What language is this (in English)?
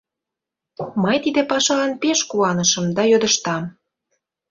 Mari